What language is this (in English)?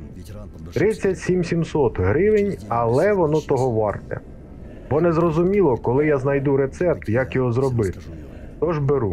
Ukrainian